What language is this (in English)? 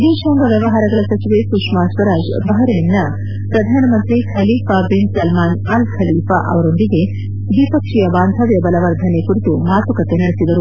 Kannada